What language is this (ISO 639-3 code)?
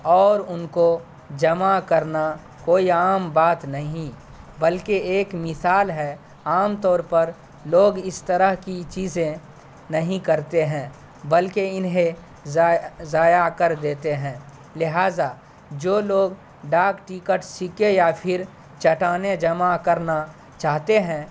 urd